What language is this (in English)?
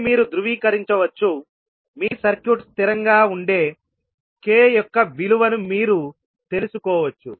Telugu